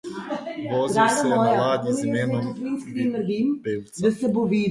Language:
Slovenian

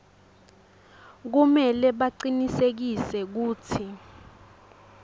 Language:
Swati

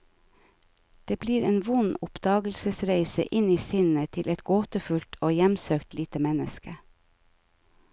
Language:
Norwegian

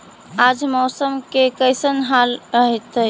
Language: Magahi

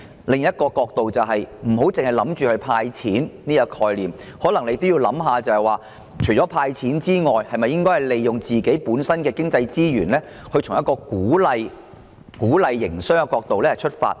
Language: Cantonese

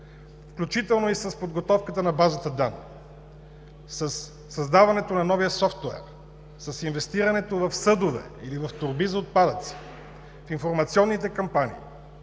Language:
Bulgarian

